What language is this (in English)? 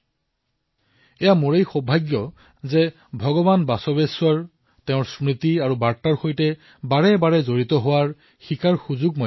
Assamese